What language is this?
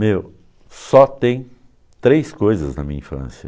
Portuguese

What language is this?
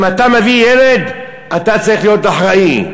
Hebrew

